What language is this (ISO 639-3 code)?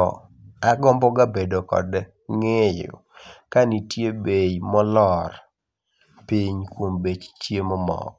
luo